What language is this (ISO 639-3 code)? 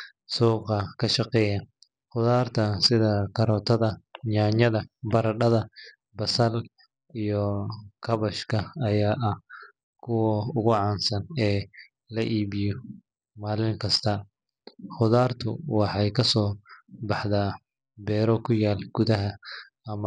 som